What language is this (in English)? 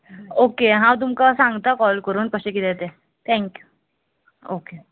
Konkani